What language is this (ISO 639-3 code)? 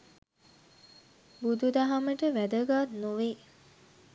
sin